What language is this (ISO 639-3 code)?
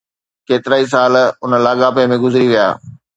snd